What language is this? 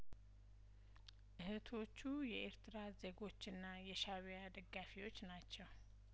Amharic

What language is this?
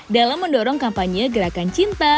Indonesian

